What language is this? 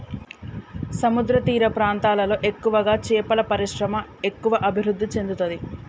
Telugu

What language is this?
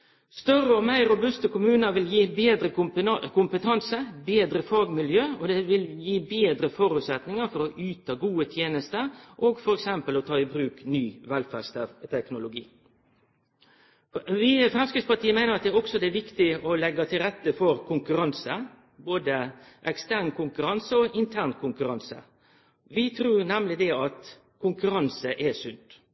Norwegian Nynorsk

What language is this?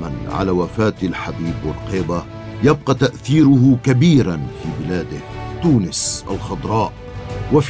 Arabic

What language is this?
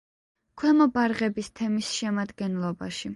Georgian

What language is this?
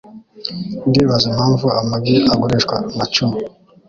Kinyarwanda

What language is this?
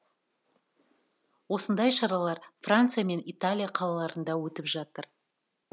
Kazakh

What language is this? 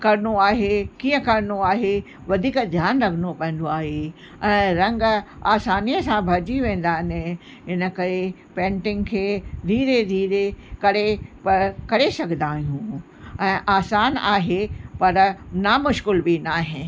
Sindhi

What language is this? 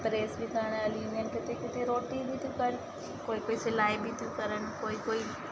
Sindhi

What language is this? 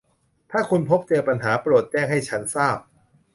Thai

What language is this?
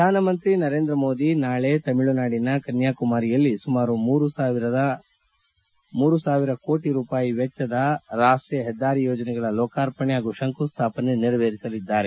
Kannada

